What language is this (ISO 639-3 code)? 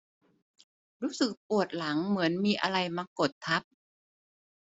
tha